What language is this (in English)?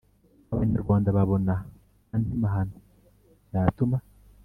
Kinyarwanda